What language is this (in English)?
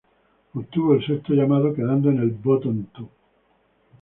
Spanish